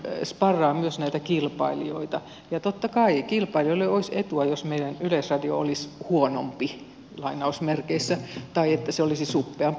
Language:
Finnish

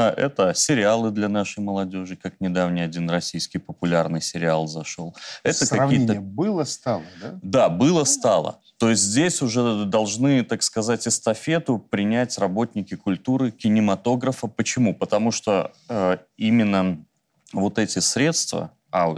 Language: Russian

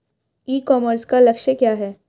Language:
Hindi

